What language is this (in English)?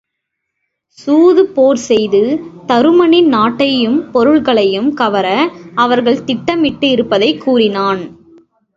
Tamil